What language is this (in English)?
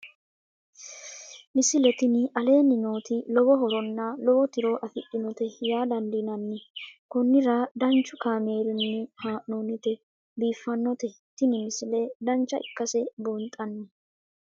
Sidamo